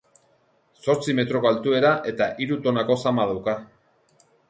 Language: Basque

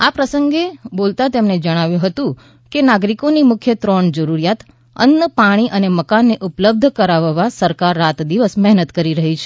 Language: Gujarati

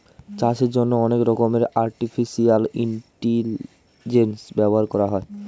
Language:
Bangla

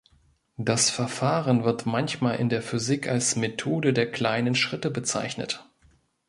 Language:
German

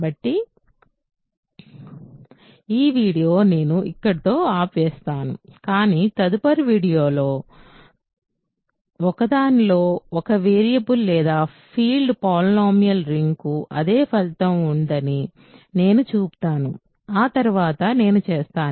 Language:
Telugu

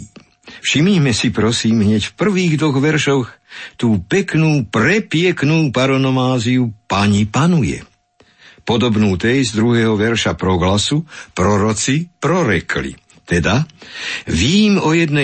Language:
Slovak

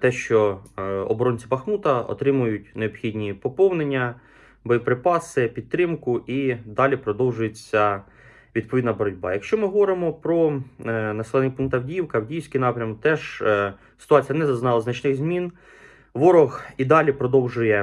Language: Ukrainian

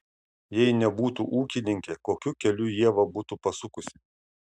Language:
Lithuanian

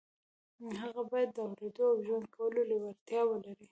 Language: Pashto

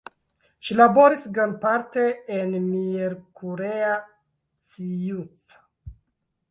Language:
Esperanto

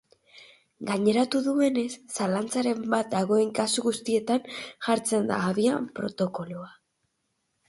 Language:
Basque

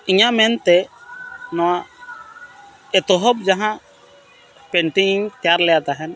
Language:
Santali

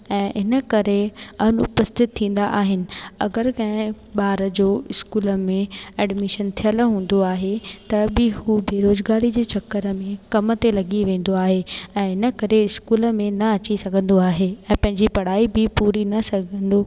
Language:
Sindhi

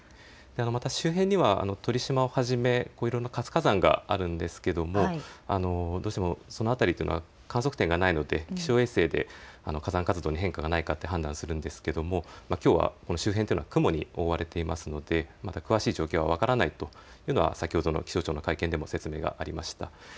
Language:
Japanese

